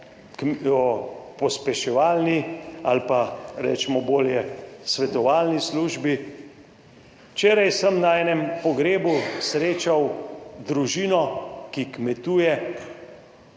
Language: Slovenian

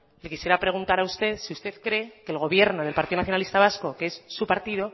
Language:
Spanish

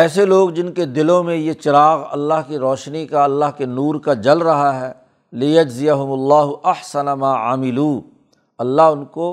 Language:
Urdu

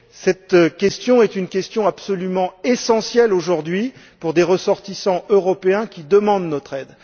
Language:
French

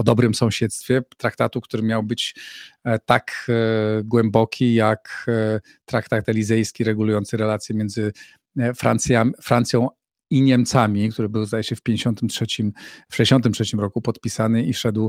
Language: Polish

